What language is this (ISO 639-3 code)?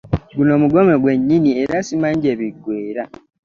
lug